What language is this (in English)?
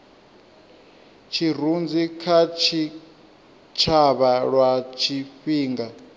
Venda